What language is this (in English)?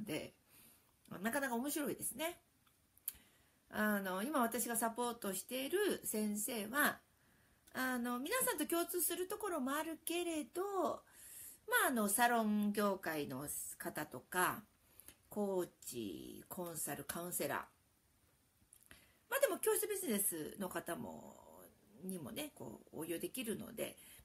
Japanese